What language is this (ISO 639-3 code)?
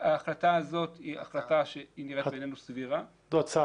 heb